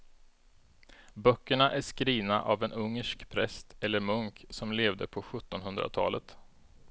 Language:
Swedish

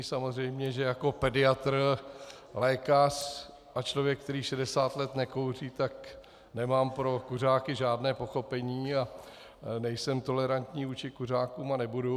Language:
Czech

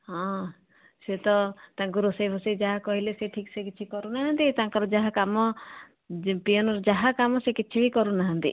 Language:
Odia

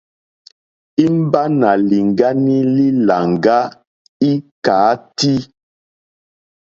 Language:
Mokpwe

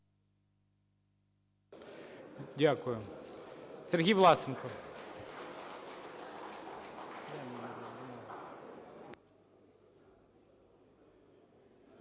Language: Ukrainian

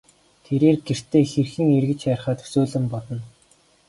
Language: Mongolian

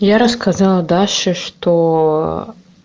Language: Russian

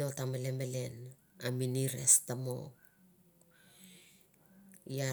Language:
Mandara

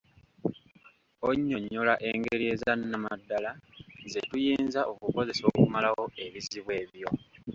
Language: Ganda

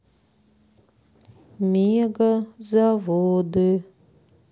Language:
Russian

